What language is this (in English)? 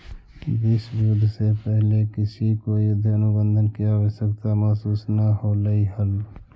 Magahi